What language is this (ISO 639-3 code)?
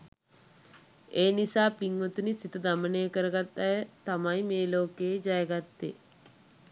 sin